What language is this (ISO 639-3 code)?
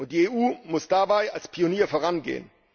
deu